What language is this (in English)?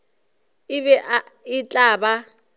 Northern Sotho